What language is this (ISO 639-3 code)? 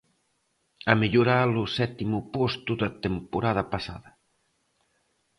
glg